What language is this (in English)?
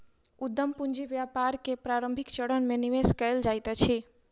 Maithili